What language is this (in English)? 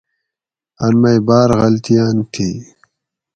Gawri